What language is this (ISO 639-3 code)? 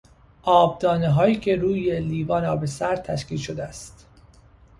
fas